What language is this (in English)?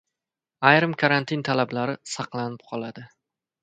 Uzbek